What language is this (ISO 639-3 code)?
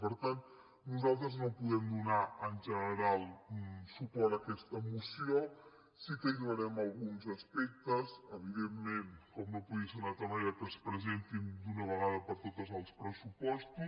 cat